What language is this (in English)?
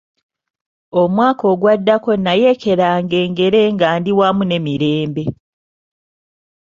Ganda